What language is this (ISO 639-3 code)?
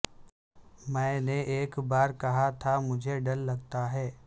urd